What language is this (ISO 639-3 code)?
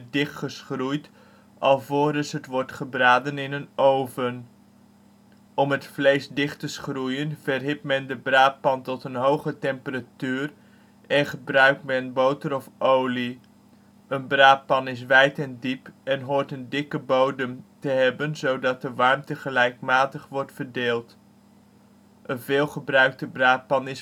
nld